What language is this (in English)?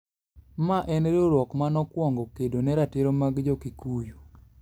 Luo (Kenya and Tanzania)